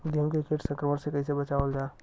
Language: Bhojpuri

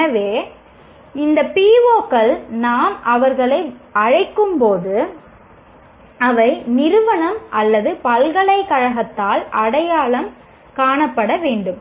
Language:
Tamil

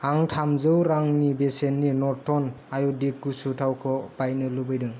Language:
Bodo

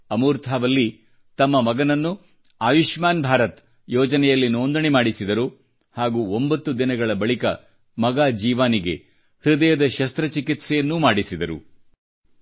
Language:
Kannada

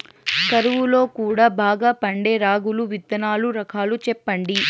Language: Telugu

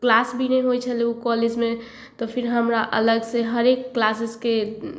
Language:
Maithili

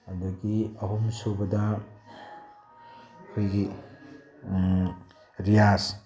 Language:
Manipuri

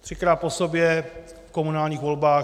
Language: Czech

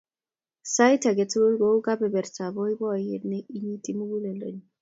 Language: Kalenjin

